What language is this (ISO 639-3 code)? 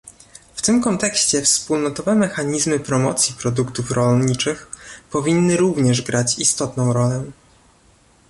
pol